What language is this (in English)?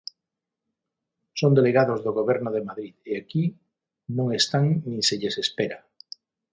Galician